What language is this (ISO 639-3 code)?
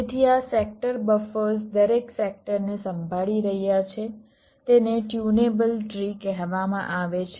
guj